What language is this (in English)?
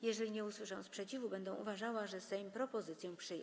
Polish